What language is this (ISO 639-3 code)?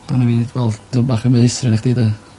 cym